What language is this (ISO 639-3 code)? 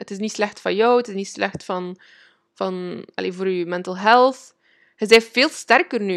nld